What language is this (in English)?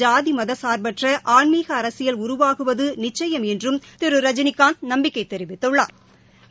Tamil